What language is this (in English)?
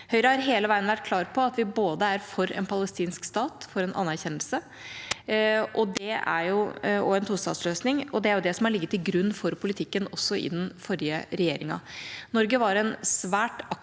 Norwegian